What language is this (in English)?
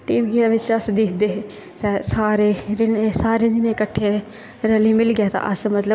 Dogri